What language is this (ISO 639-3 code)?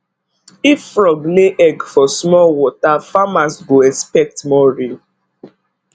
pcm